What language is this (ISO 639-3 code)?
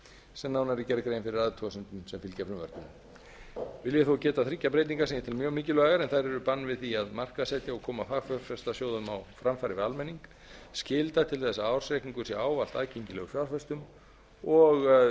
isl